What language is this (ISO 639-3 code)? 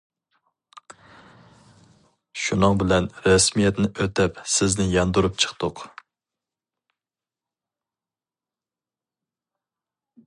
uig